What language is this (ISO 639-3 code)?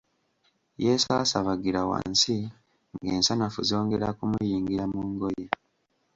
lug